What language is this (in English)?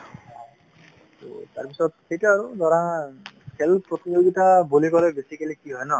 Assamese